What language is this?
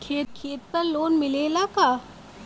Bhojpuri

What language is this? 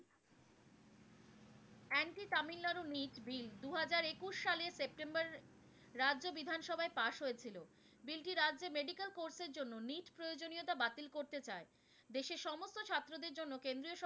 Bangla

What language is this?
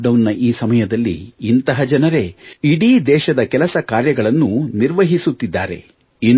Kannada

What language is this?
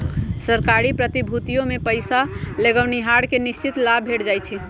Magahi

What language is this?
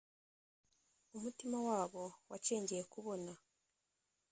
Kinyarwanda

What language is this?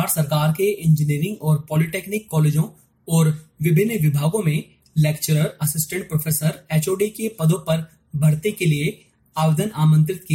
Hindi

